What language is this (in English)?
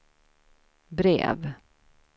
Swedish